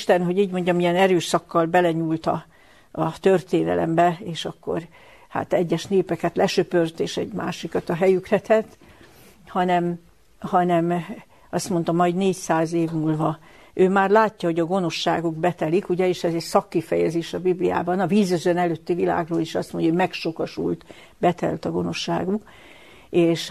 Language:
Hungarian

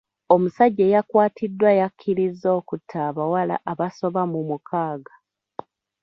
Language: Ganda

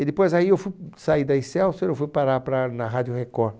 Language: Portuguese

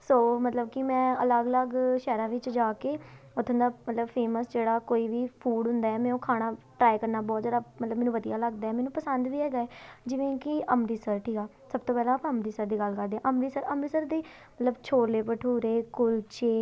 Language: Punjabi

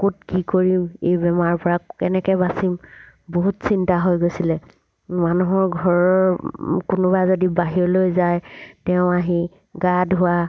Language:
Assamese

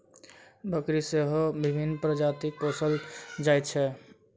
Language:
Maithili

